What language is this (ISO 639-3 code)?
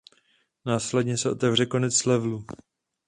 ces